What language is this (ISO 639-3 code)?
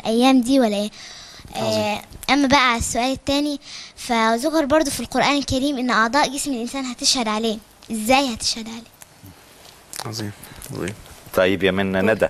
ara